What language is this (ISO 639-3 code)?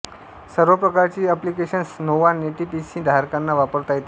mar